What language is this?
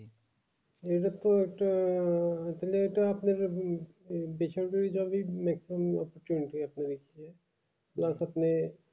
Bangla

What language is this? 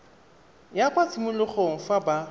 Tswana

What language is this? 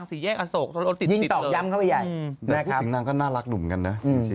Thai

